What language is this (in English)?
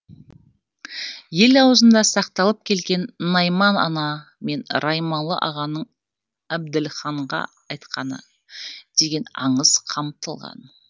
Kazakh